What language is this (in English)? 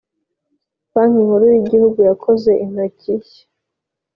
Kinyarwanda